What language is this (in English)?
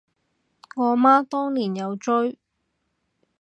Cantonese